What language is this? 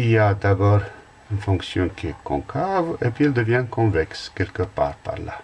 French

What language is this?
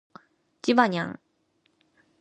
Japanese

